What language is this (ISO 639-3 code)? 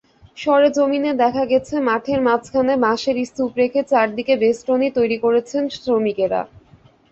ben